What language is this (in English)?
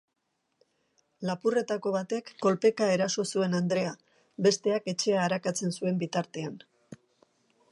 Basque